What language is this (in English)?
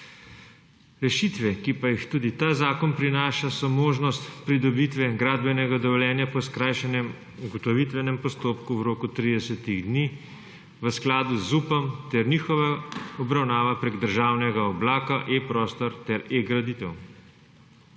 Slovenian